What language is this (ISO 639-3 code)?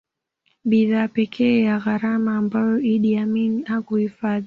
swa